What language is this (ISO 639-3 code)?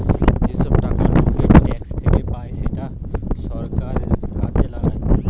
ben